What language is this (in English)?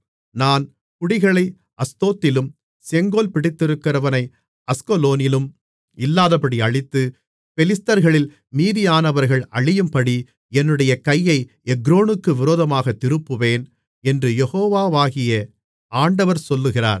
Tamil